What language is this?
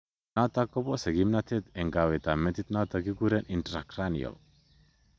Kalenjin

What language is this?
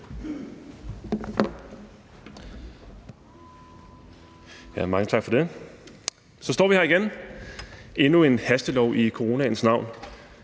Danish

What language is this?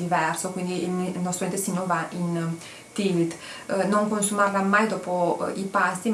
Italian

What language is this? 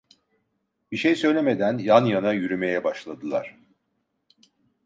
Turkish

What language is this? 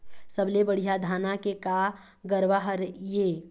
Chhattisgarhi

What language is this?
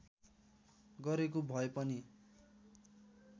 Nepali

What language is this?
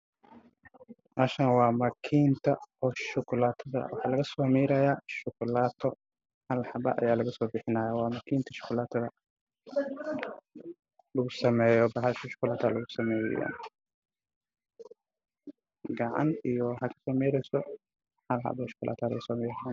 Somali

